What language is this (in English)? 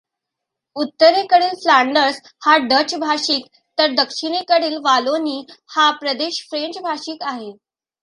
Marathi